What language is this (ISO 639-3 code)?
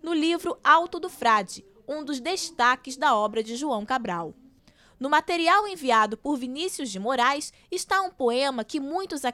por